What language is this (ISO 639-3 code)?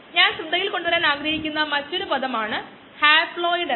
mal